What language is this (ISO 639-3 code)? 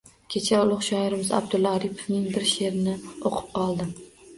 uzb